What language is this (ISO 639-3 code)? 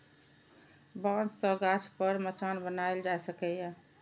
mai